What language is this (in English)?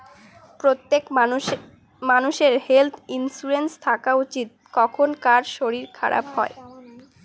Bangla